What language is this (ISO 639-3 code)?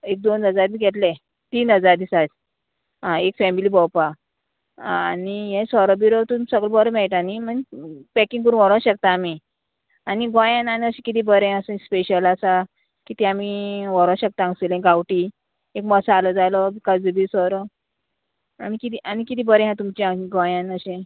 kok